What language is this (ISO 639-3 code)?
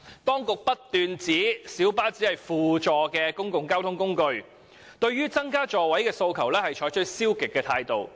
yue